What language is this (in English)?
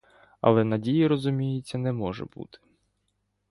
Ukrainian